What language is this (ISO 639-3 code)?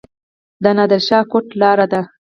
pus